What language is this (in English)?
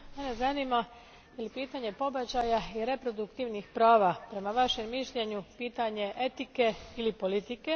Croatian